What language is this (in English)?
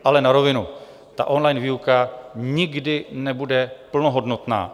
Czech